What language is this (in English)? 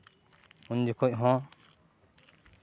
Santali